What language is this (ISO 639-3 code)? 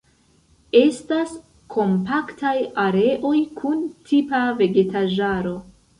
epo